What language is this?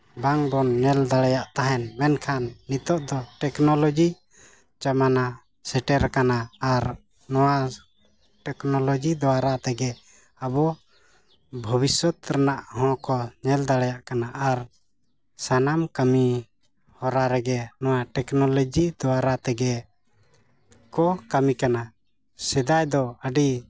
Santali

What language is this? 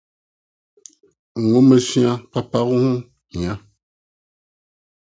Akan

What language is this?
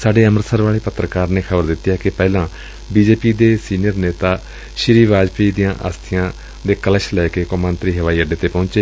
Punjabi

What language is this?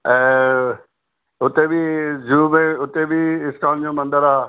Sindhi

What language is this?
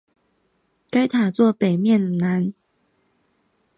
Chinese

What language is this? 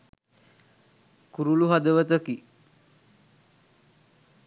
Sinhala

